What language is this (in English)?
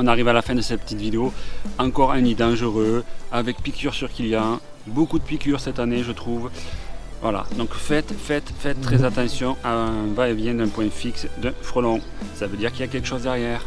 French